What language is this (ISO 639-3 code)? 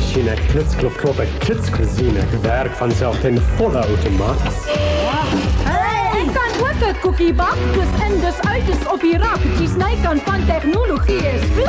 nld